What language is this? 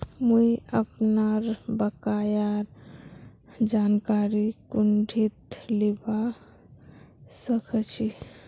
Magahi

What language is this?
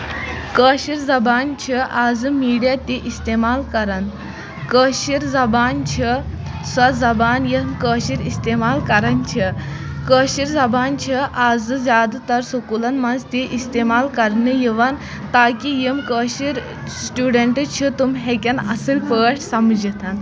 Kashmiri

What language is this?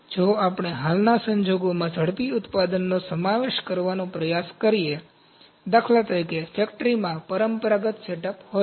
Gujarati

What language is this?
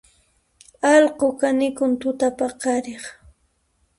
Puno Quechua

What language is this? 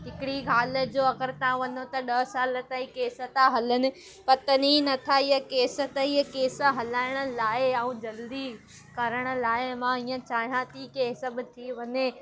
Sindhi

